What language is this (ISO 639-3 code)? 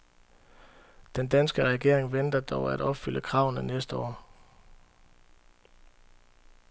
dan